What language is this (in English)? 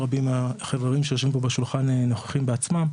Hebrew